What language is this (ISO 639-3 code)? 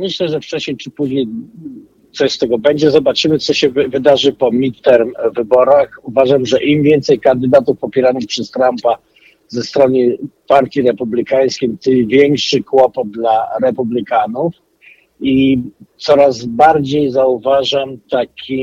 pol